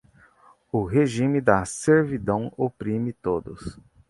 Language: Portuguese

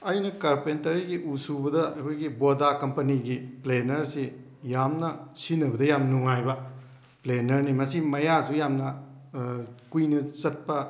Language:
Manipuri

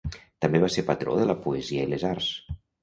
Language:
Catalan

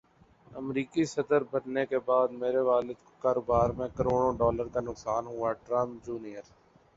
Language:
Urdu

